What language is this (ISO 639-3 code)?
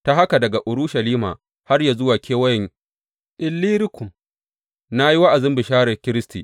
hau